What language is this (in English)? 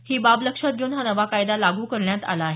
Marathi